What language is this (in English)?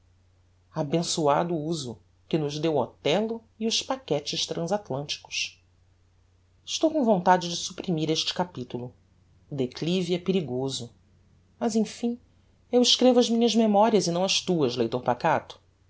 Portuguese